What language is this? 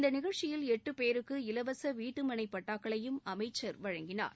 Tamil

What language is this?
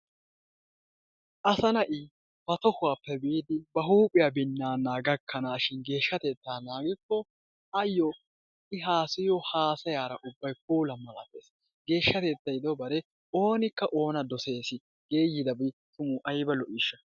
Wolaytta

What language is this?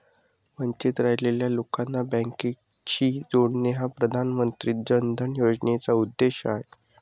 Marathi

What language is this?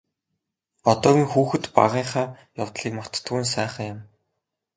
Mongolian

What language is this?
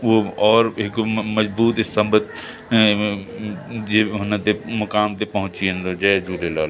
Sindhi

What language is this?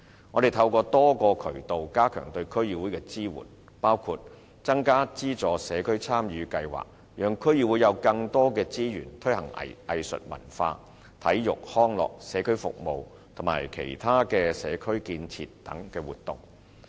Cantonese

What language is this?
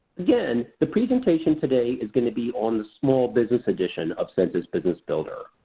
English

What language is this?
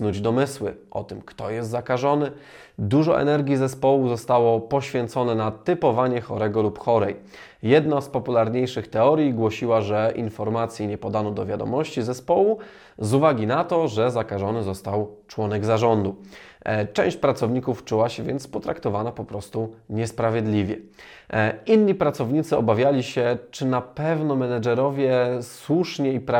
Polish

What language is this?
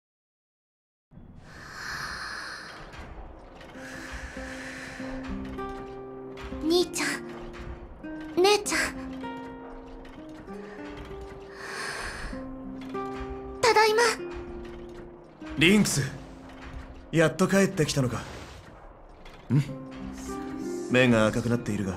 Japanese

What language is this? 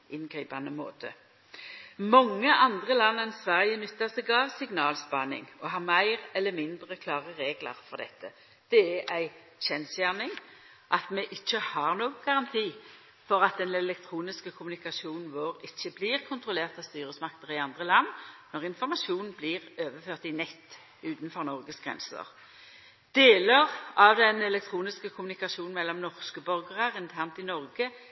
Norwegian Nynorsk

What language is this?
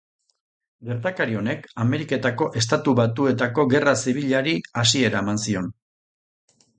Basque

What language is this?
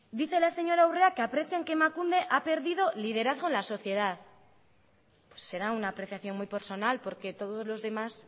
Spanish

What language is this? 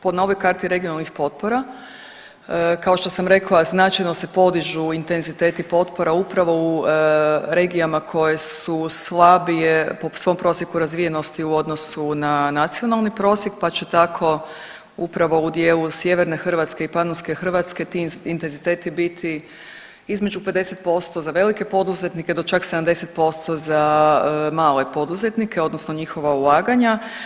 Croatian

